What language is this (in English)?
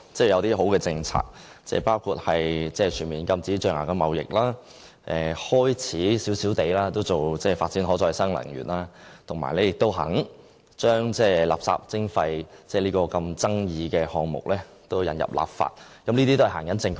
Cantonese